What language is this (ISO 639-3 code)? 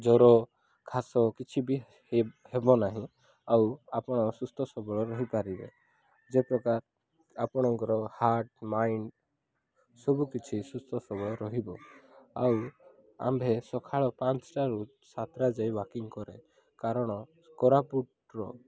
ori